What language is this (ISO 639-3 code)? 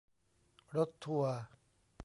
tha